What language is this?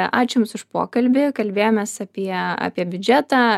Lithuanian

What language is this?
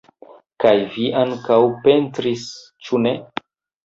Esperanto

